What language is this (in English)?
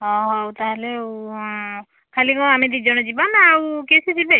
Odia